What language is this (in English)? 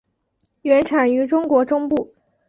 Chinese